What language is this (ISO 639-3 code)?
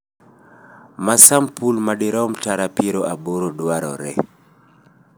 luo